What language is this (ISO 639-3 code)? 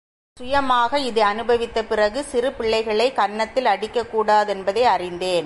tam